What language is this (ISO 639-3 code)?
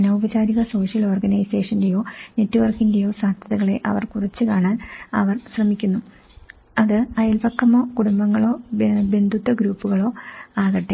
mal